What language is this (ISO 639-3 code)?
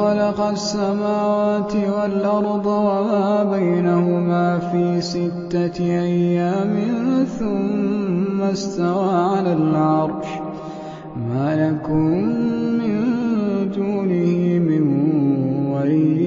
ara